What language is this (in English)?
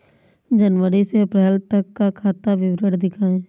Hindi